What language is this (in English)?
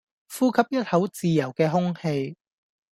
Cantonese